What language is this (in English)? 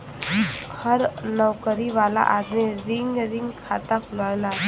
Bhojpuri